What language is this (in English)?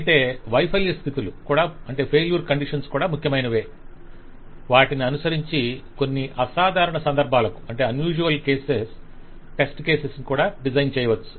Telugu